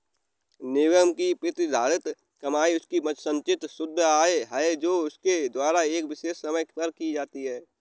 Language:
Hindi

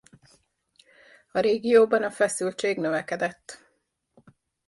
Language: Hungarian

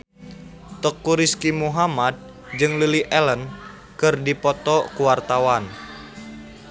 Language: Sundanese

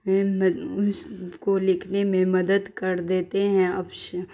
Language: Urdu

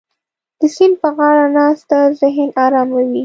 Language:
Pashto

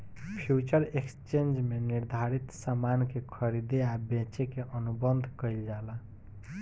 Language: Bhojpuri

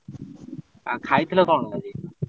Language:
Odia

